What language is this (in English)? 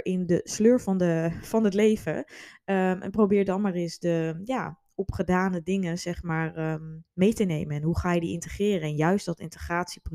Dutch